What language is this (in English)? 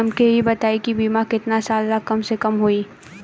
Bhojpuri